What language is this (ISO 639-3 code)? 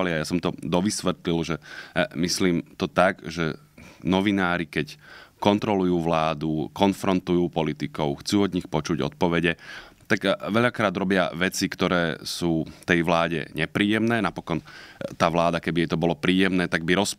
slk